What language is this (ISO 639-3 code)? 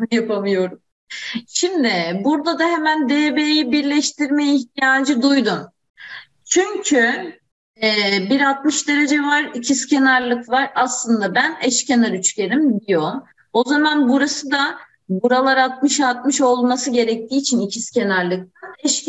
tur